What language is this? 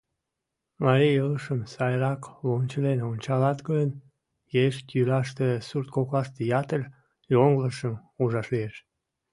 Mari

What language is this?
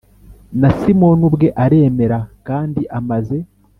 Kinyarwanda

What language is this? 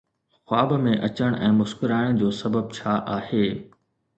Sindhi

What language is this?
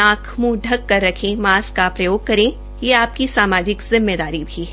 Hindi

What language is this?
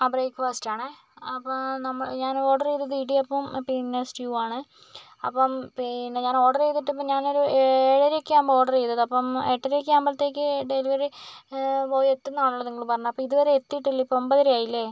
Malayalam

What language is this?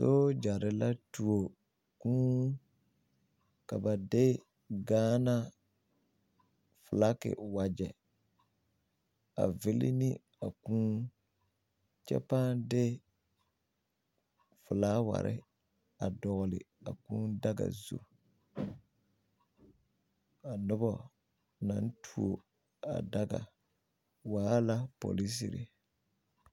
Southern Dagaare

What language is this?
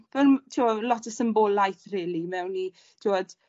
Welsh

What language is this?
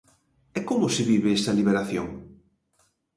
Galician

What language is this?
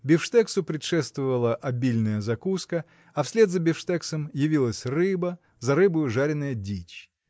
Russian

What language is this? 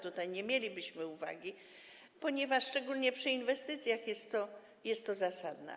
Polish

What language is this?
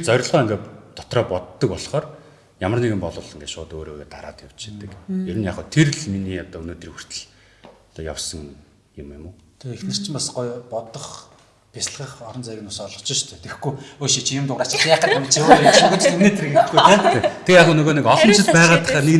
Turkish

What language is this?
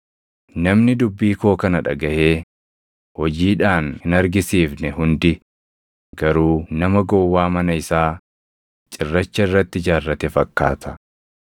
Oromo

